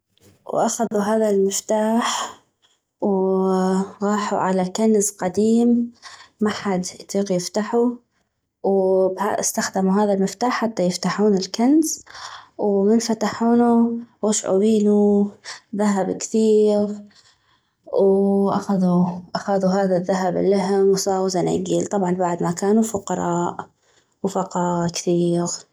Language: North Mesopotamian Arabic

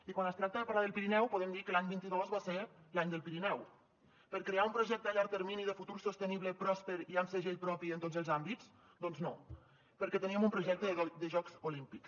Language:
Catalan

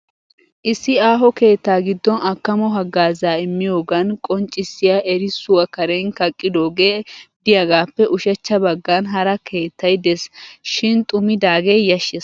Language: Wolaytta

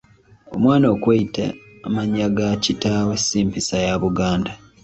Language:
Ganda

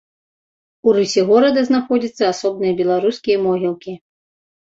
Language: Belarusian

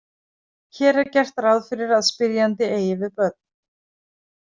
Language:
Icelandic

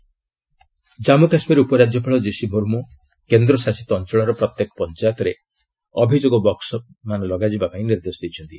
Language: Odia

